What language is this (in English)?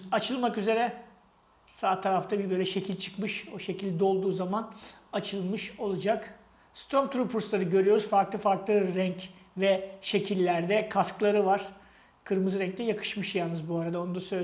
Turkish